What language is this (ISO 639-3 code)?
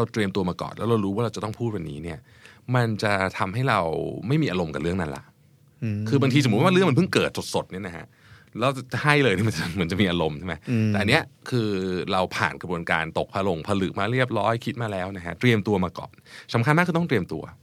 tha